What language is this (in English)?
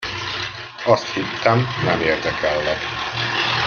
Hungarian